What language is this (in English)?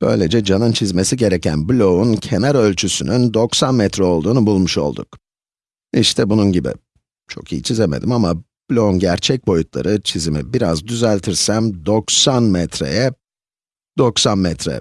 Turkish